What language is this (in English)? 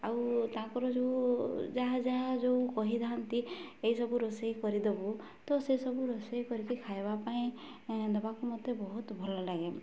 Odia